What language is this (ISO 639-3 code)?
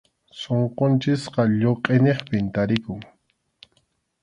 qxu